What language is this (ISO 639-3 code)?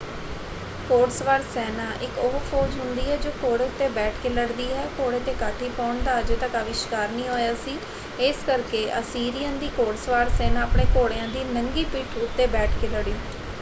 pan